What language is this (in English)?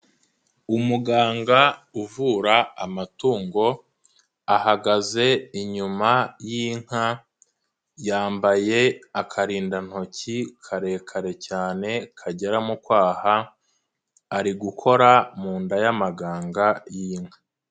Kinyarwanda